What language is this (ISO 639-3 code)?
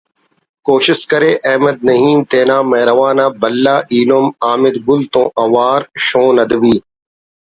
brh